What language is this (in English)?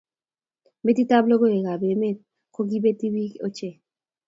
Kalenjin